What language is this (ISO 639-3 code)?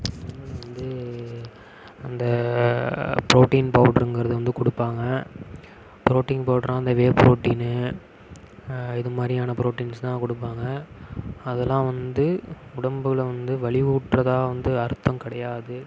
tam